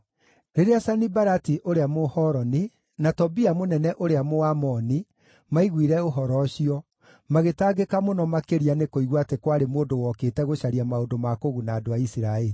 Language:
Kikuyu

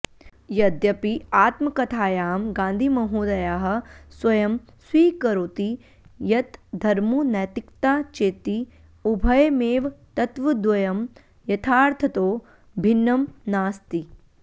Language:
Sanskrit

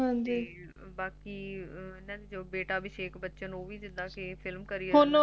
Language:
Punjabi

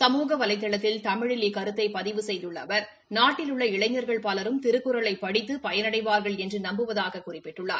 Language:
Tamil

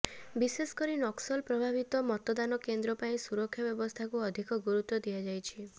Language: Odia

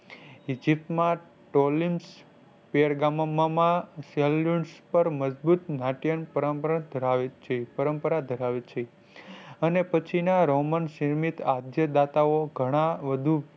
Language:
Gujarati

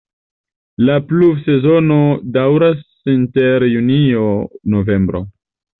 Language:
Esperanto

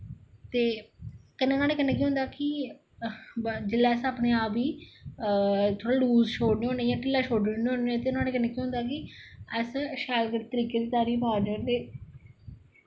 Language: Dogri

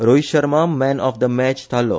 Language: Konkani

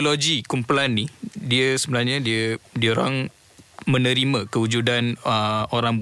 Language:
Malay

